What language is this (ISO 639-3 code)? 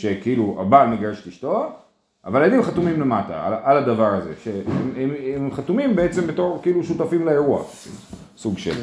heb